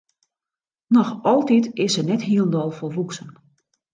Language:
Western Frisian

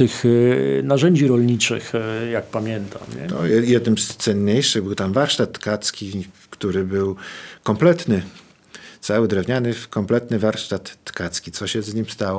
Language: Polish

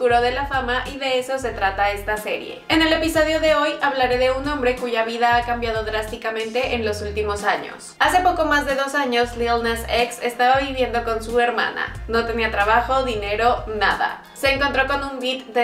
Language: Spanish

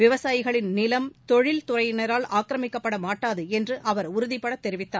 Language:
Tamil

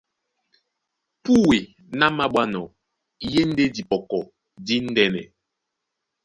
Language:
Duala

